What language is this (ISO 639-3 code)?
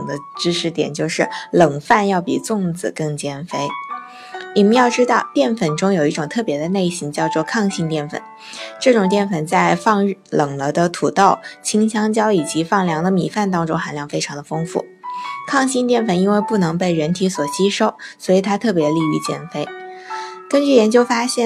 zho